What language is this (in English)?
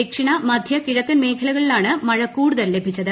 Malayalam